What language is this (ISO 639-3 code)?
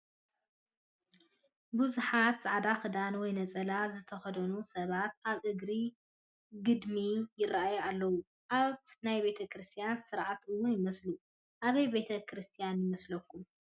tir